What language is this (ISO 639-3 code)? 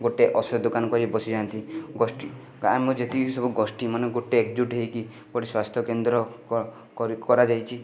ori